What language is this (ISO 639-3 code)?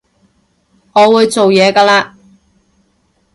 yue